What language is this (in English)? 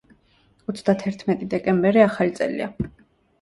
Georgian